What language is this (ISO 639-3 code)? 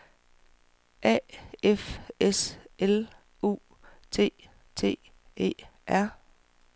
dan